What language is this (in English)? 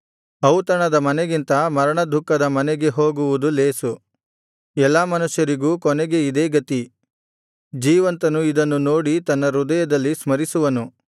Kannada